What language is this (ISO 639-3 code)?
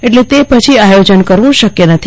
guj